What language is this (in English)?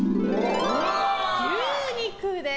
Japanese